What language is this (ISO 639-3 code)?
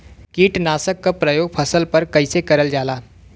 bho